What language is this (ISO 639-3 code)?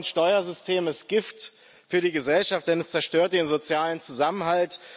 deu